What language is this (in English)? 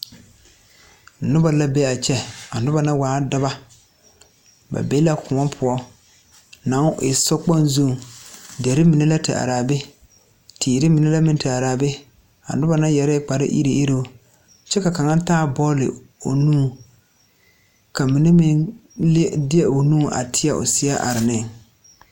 Southern Dagaare